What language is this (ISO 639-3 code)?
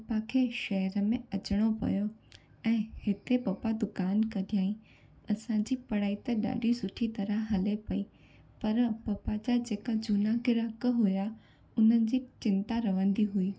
snd